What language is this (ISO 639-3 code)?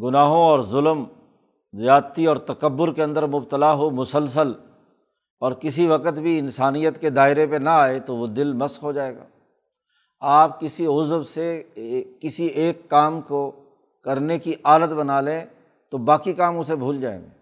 urd